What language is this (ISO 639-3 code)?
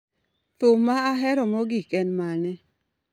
luo